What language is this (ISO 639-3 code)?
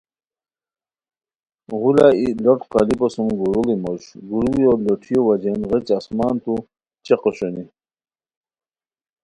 khw